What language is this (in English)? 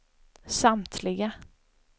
Swedish